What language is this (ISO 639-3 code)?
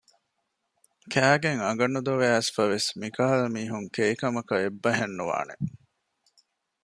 div